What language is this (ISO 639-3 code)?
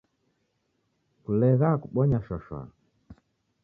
dav